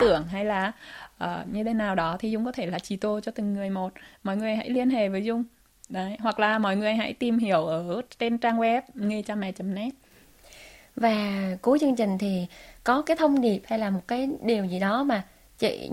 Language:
Vietnamese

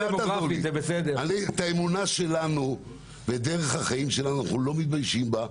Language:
Hebrew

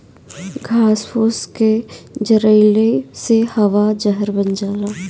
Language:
Bhojpuri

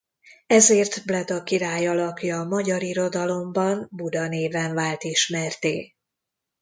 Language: Hungarian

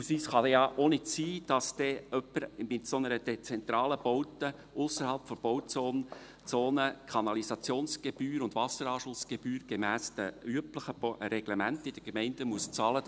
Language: Swiss German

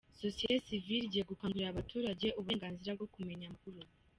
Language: Kinyarwanda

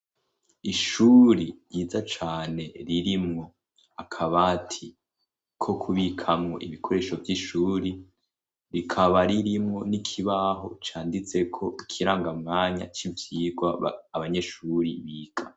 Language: Rundi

